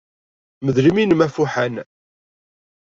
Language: Kabyle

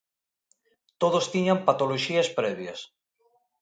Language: Galician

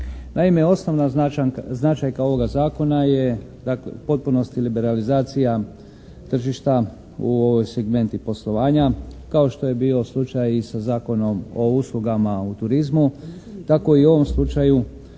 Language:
Croatian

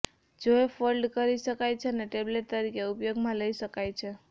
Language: Gujarati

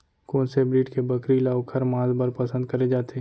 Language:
Chhattisgarhi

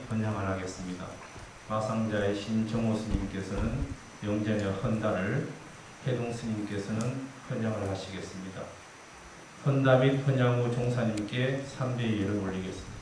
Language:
Korean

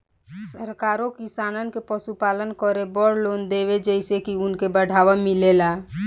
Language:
Bhojpuri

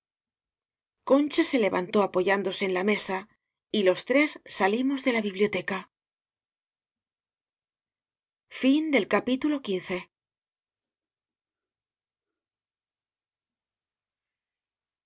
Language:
Spanish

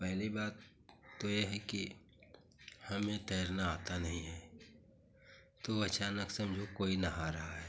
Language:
Hindi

